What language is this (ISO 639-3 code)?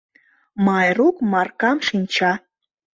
chm